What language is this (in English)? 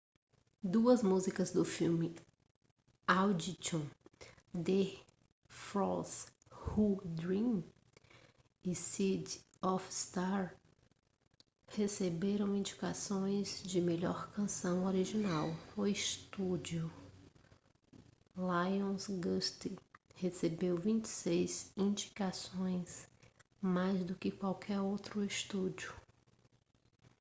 Portuguese